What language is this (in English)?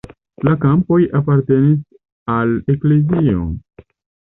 Esperanto